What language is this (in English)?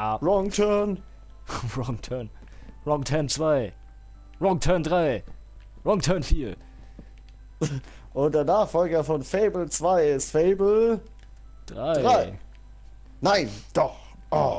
German